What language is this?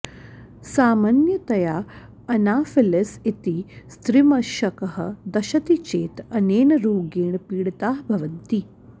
Sanskrit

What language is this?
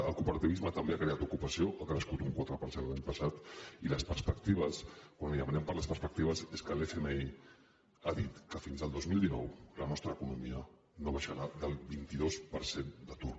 Catalan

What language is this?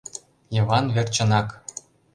Mari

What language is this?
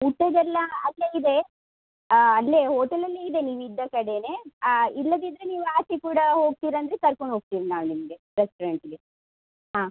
Kannada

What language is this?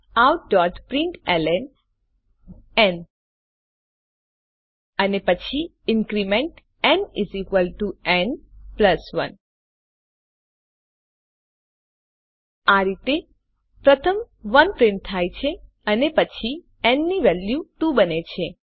Gujarati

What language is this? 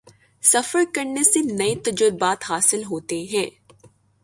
Urdu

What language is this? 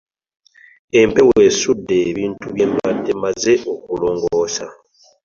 Ganda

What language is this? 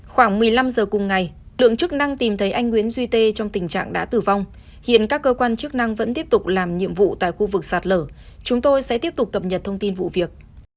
Vietnamese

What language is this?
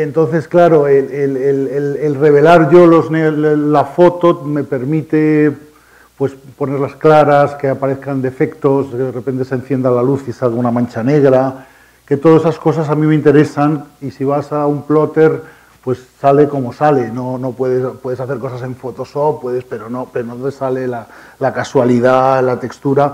Spanish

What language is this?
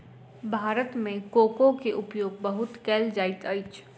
Maithili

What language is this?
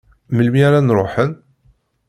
Kabyle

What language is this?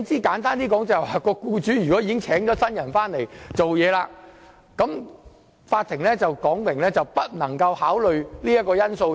Cantonese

